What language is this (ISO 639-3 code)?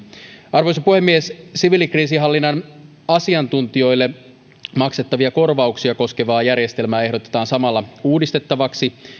fin